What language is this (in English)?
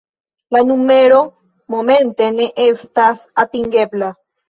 Esperanto